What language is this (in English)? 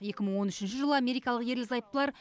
Kazakh